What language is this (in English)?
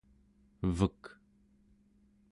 Central Yupik